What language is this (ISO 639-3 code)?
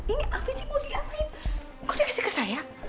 ind